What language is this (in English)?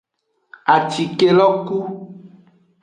Aja (Benin)